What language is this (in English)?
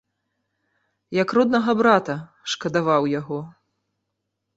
Belarusian